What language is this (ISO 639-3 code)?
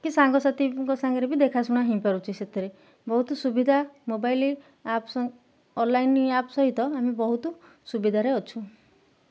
ori